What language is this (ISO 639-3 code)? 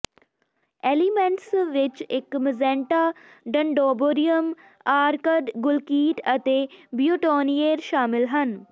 pan